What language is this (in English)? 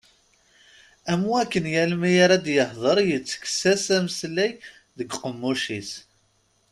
Kabyle